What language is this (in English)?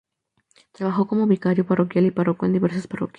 Spanish